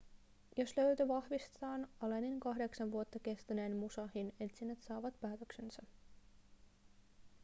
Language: Finnish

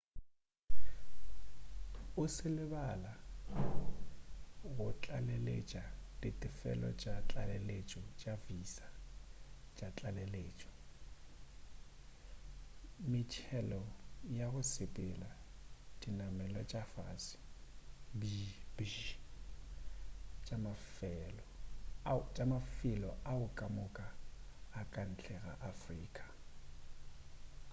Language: Northern Sotho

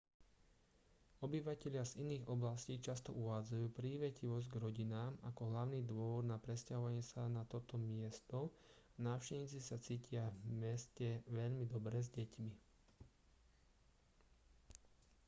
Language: Slovak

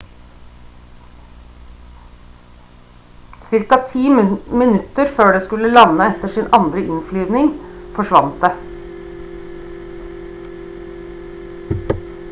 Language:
Norwegian Bokmål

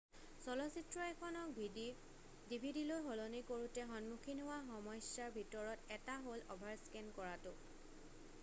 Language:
Assamese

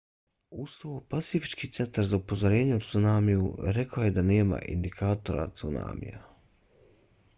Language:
Bosnian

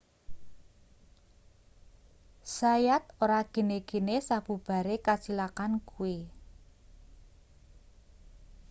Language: Javanese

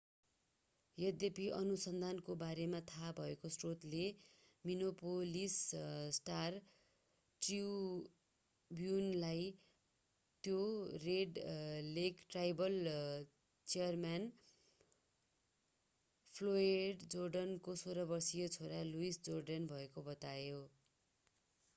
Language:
Nepali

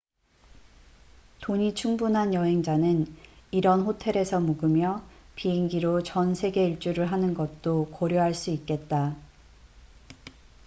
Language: Korean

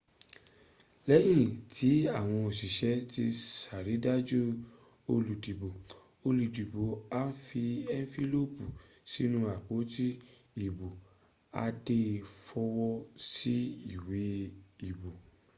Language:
Yoruba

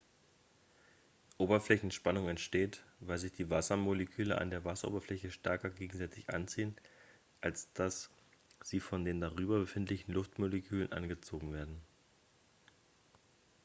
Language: German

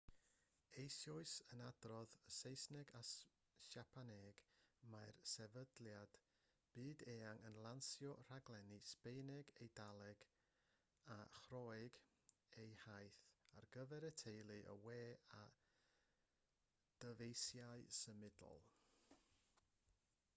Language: Welsh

